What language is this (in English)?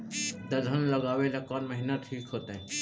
Magahi